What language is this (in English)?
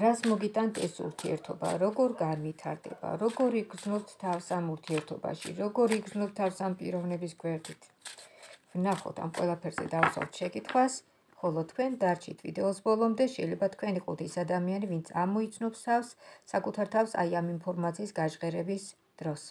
Romanian